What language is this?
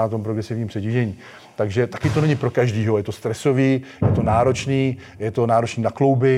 Czech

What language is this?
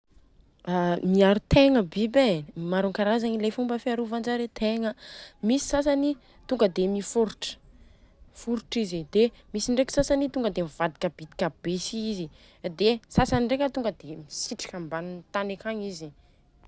Southern Betsimisaraka Malagasy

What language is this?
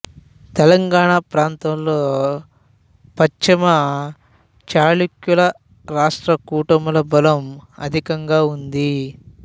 Telugu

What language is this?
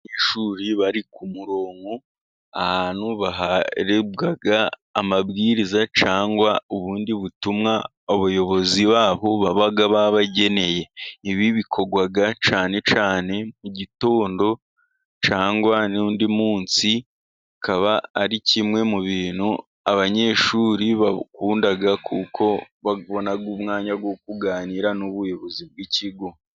Kinyarwanda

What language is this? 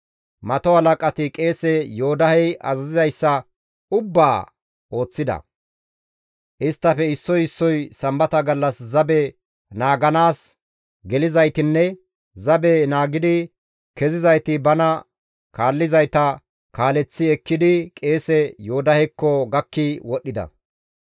Gamo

